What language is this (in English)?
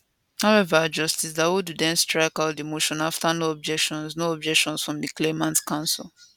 Nigerian Pidgin